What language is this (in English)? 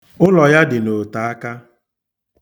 Igbo